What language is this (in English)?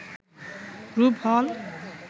Bangla